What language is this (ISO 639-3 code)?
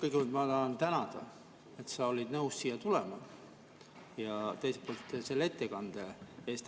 est